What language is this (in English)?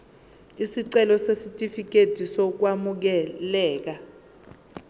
Zulu